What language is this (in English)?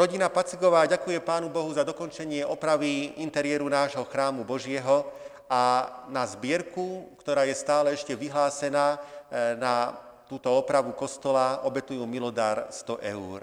Slovak